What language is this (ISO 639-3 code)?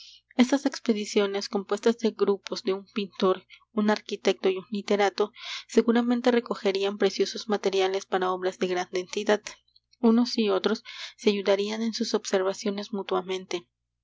spa